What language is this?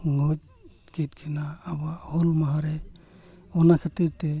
Santali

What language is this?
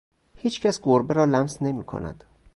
Persian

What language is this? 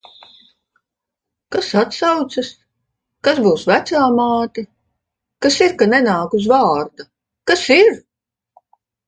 Latvian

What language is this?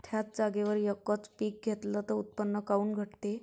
Marathi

